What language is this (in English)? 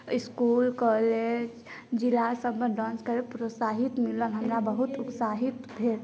Maithili